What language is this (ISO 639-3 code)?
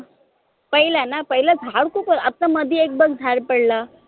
mar